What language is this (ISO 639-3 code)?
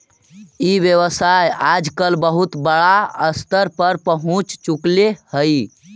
mag